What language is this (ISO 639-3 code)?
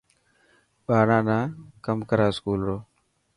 mki